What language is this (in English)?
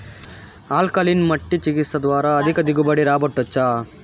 Telugu